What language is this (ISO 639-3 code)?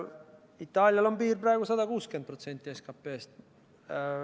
est